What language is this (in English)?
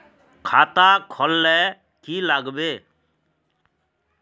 Magahi